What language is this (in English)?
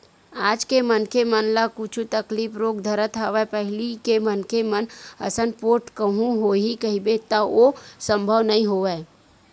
Chhattisgarhi